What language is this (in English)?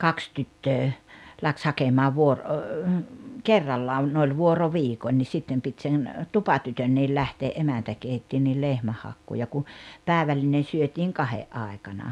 Finnish